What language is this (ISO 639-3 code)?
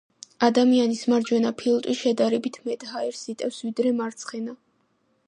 kat